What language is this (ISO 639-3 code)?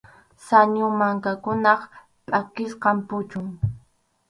qxu